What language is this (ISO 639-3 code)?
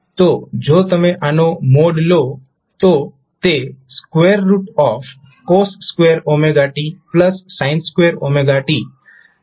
guj